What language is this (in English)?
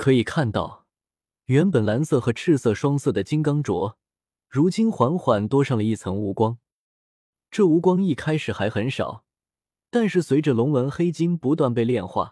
Chinese